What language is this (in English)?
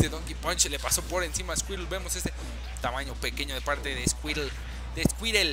Spanish